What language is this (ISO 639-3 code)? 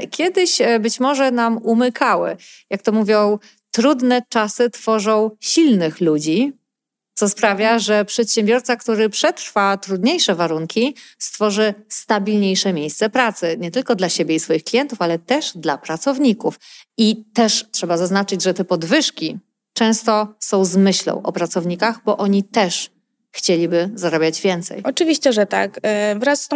pol